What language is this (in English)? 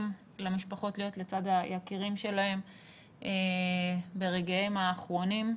Hebrew